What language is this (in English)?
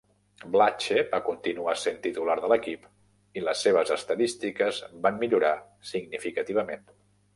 Catalan